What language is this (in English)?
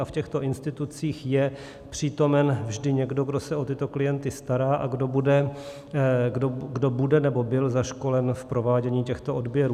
Czech